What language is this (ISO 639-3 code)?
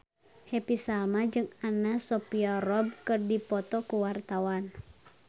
sun